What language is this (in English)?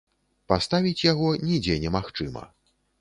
Belarusian